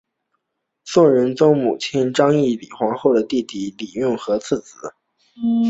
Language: Chinese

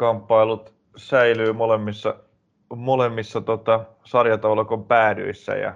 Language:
Finnish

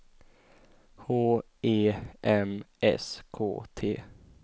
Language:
Swedish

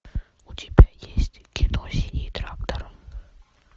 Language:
Russian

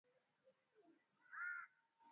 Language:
Swahili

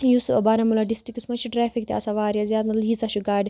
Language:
Kashmiri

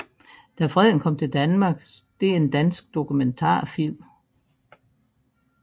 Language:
Danish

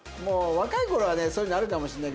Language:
Japanese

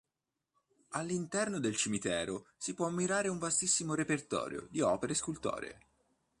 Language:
Italian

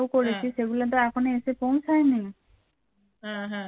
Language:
Bangla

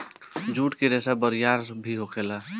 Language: Bhojpuri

